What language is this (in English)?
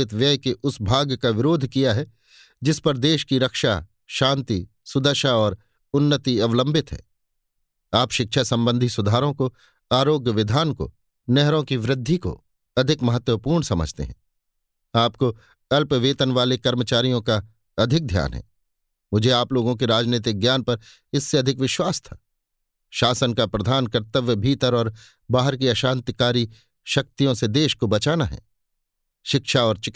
Hindi